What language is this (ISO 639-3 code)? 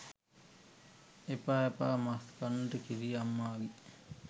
sin